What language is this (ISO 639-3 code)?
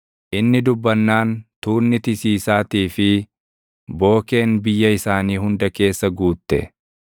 orm